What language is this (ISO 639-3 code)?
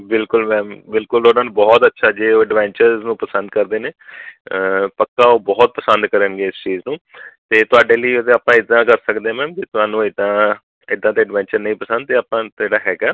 pan